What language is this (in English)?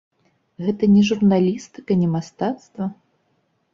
Belarusian